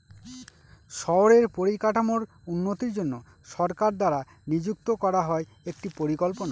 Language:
Bangla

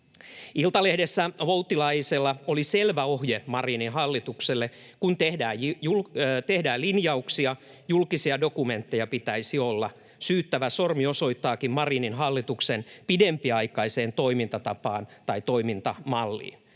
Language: Finnish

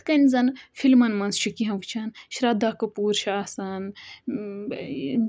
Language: Kashmiri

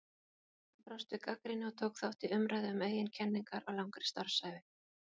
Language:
Icelandic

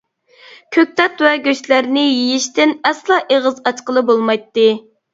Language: Uyghur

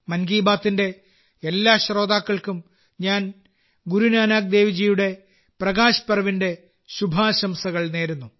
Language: Malayalam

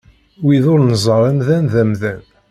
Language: Kabyle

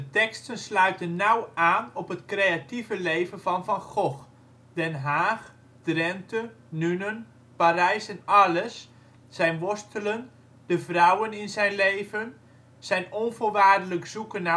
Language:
Dutch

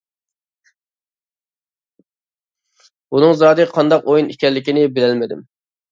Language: Uyghur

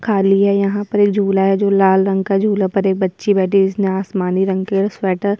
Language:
Hindi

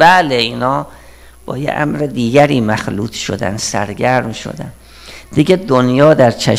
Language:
Persian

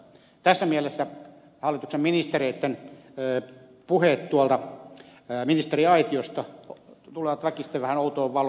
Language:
Finnish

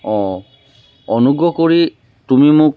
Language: Assamese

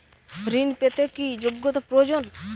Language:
Bangla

